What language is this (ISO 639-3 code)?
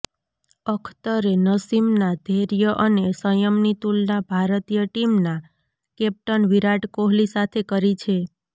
guj